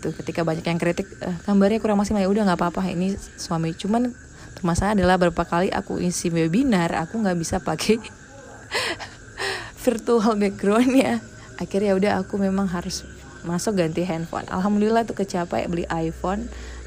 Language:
Indonesian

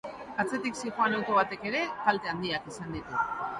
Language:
Basque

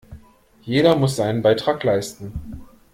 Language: German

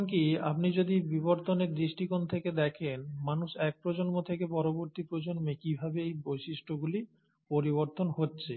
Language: Bangla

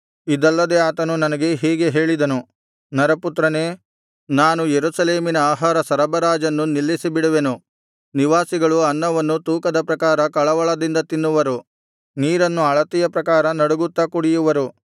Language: Kannada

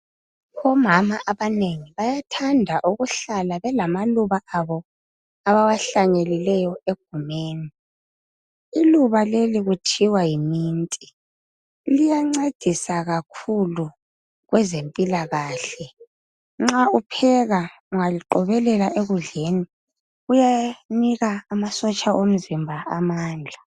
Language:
North Ndebele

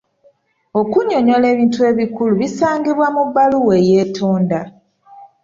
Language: Ganda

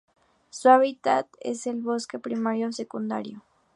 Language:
Spanish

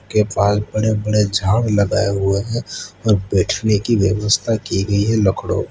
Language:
Hindi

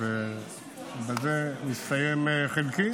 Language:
Hebrew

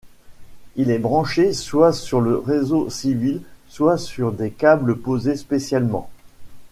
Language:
French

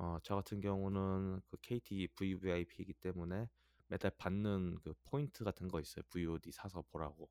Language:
Korean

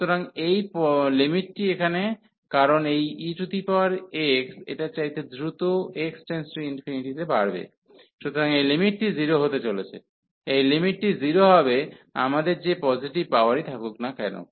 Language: Bangla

